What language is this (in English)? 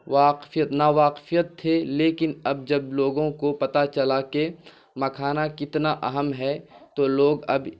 Urdu